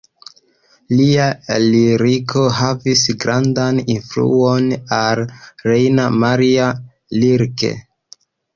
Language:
Esperanto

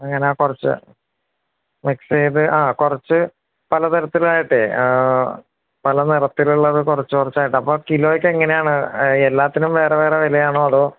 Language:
Malayalam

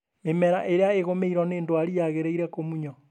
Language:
Kikuyu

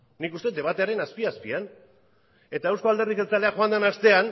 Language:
Basque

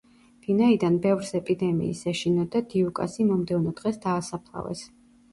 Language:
Georgian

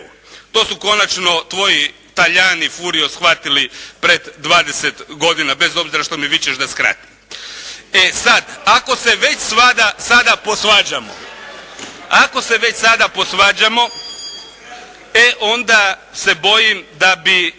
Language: Croatian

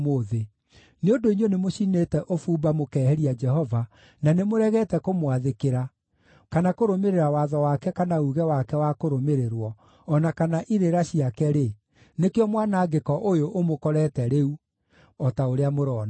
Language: Kikuyu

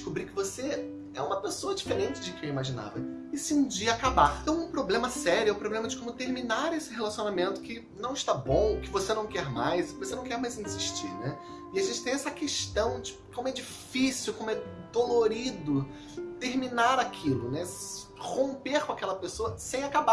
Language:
Portuguese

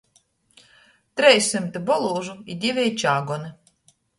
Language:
Latgalian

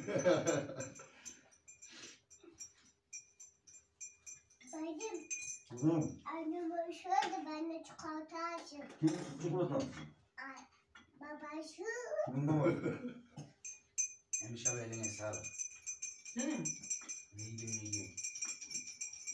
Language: Turkish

